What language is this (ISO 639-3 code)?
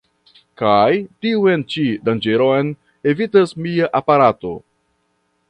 epo